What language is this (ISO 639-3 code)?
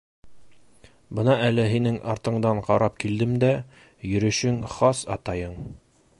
bak